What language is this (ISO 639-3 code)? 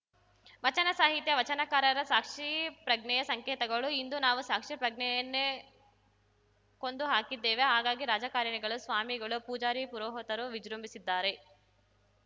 kan